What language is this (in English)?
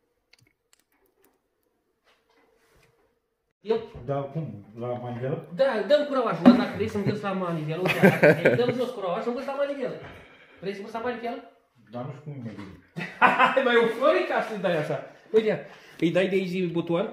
Romanian